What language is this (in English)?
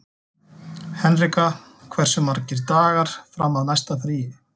Icelandic